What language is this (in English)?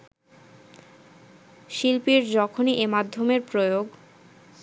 Bangla